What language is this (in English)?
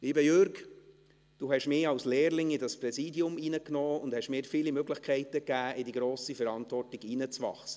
Swiss German